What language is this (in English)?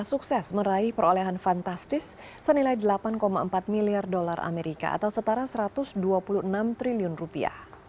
Indonesian